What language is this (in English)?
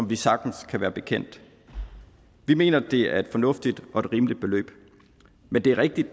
Danish